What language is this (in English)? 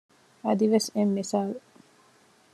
Divehi